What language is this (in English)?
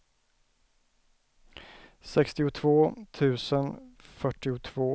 Swedish